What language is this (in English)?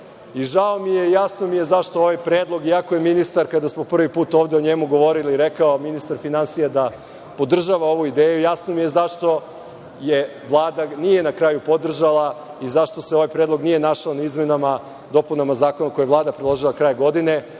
Serbian